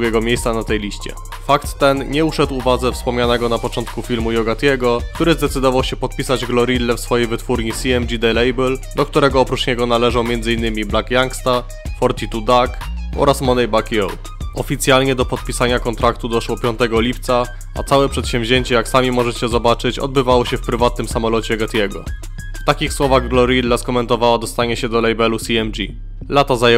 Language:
Polish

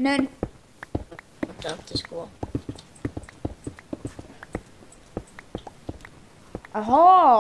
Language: Swedish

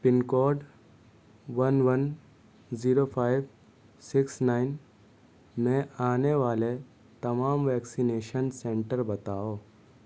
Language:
Urdu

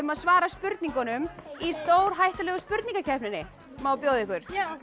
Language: Icelandic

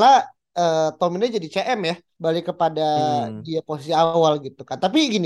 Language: Indonesian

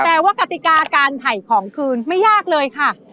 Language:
Thai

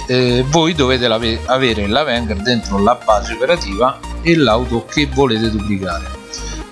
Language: Italian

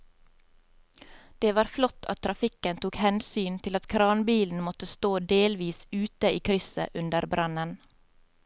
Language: Norwegian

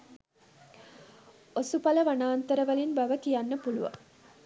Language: Sinhala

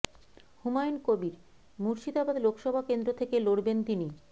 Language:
Bangla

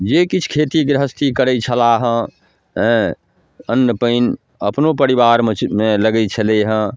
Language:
Maithili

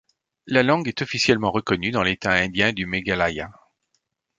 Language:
French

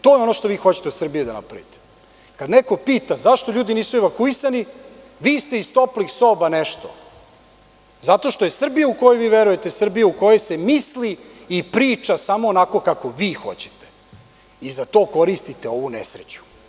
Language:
Serbian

